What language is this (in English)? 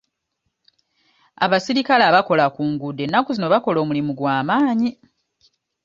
Ganda